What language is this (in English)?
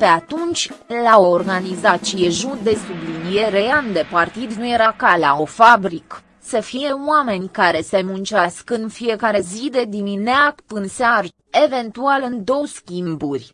Romanian